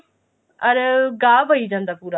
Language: Punjabi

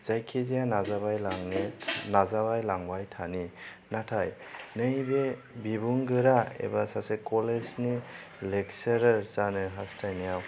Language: Bodo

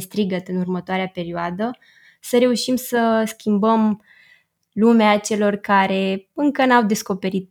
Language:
Romanian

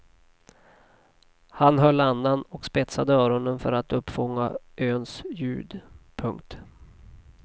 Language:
Swedish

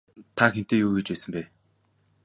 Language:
Mongolian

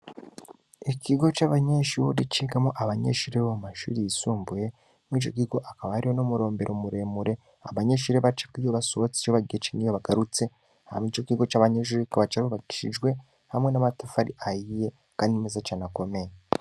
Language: Rundi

